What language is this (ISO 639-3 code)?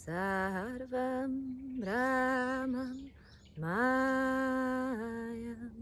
pol